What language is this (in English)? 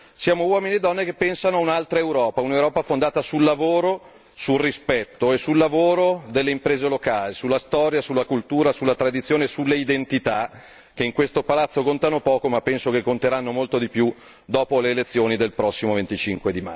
Italian